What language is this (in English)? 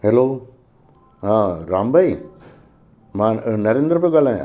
Sindhi